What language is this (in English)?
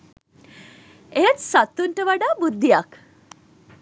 Sinhala